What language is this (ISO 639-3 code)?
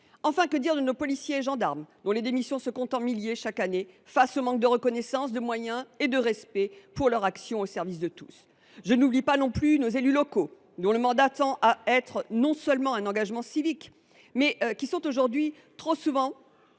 fra